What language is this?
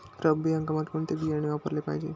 Marathi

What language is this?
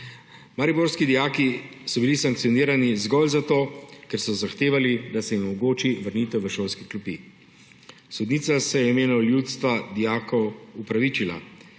Slovenian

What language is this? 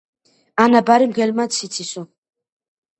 Georgian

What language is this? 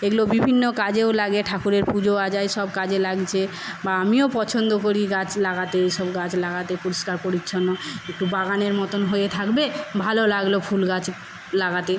Bangla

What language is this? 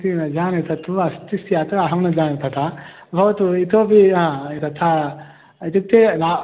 Sanskrit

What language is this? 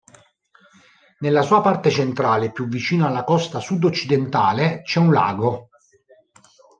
Italian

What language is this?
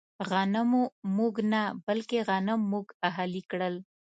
Pashto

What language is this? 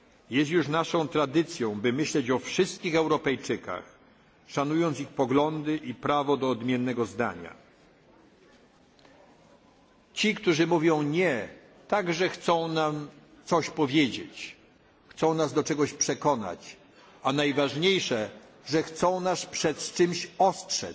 Polish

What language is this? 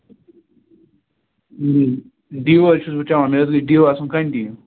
Kashmiri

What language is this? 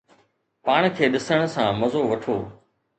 Sindhi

